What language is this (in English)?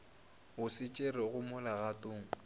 Northern Sotho